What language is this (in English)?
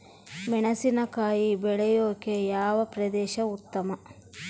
Kannada